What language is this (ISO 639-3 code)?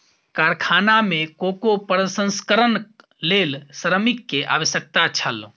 mai